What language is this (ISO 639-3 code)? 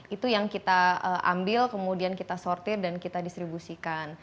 ind